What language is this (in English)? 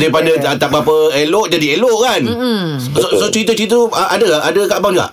Malay